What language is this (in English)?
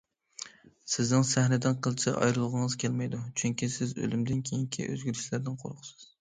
Uyghur